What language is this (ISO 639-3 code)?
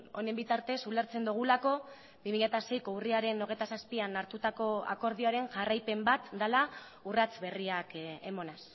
eus